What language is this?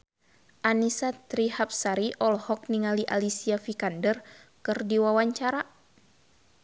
Sundanese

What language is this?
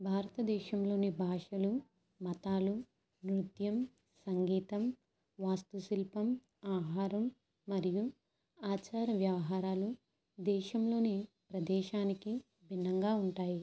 Telugu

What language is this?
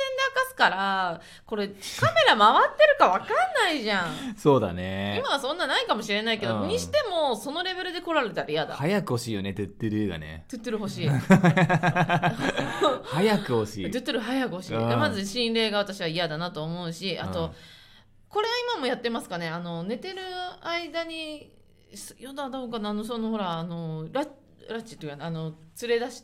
Japanese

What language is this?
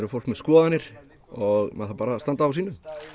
Icelandic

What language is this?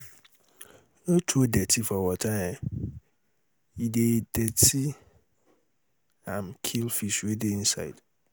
Nigerian Pidgin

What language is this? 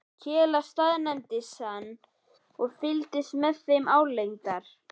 Icelandic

